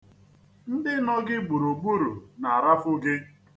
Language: Igbo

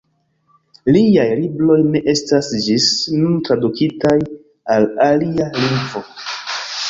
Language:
Esperanto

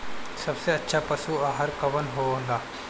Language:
Bhojpuri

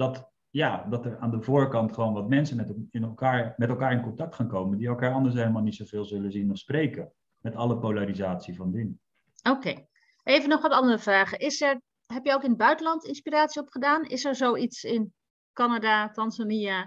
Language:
Dutch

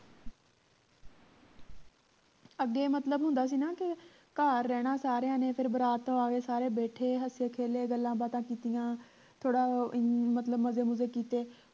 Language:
Punjabi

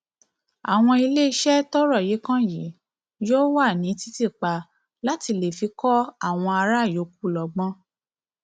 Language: Yoruba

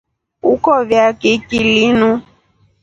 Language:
Rombo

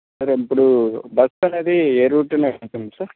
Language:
Telugu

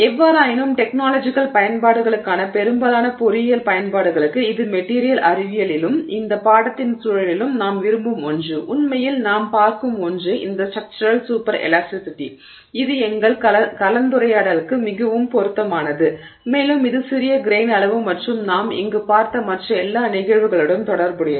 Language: Tamil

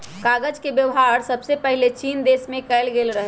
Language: Magahi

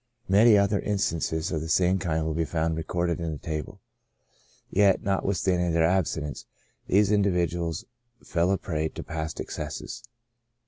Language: English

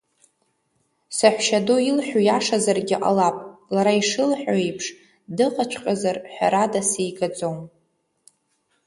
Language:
Abkhazian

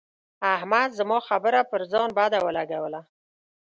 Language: Pashto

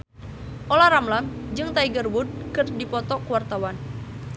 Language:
Sundanese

